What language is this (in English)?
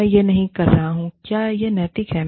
Hindi